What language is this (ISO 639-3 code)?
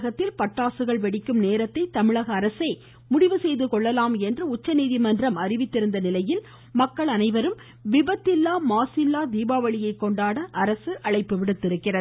tam